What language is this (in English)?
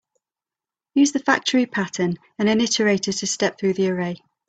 English